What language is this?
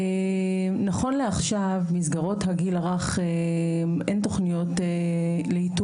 Hebrew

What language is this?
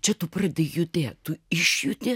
Lithuanian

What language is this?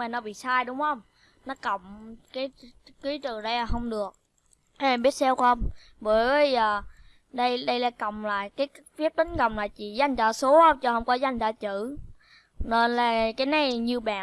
Vietnamese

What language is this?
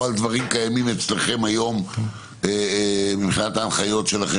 Hebrew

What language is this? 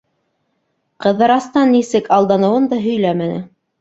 Bashkir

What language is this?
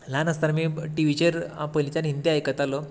Konkani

